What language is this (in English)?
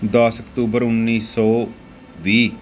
Punjabi